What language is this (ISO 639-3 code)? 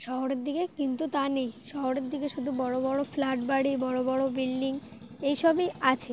ben